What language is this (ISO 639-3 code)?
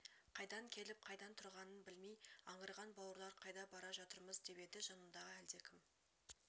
kaz